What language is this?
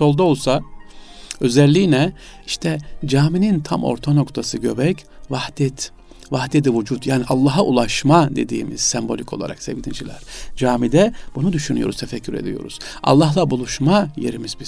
Turkish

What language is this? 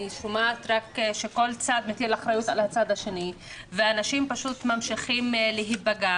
Hebrew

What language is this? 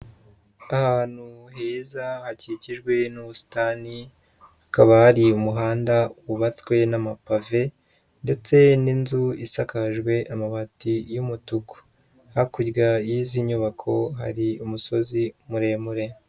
Kinyarwanda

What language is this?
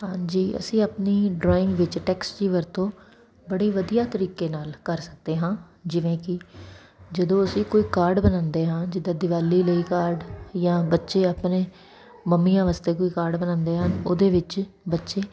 Punjabi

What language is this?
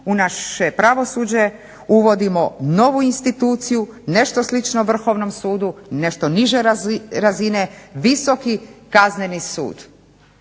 Croatian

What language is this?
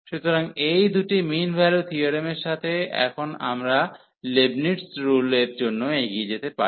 Bangla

